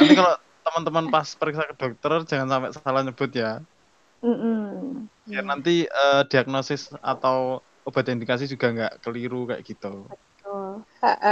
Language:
Indonesian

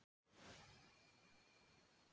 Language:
Icelandic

